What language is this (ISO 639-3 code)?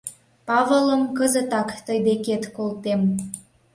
chm